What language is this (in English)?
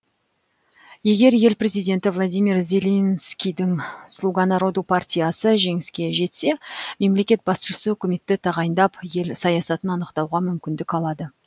Kazakh